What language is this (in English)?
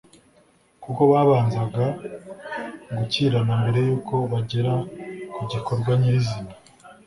Kinyarwanda